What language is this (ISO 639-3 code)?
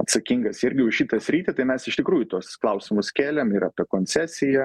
lit